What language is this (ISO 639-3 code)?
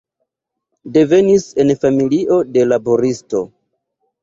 epo